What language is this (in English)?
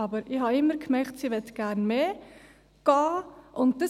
Swiss German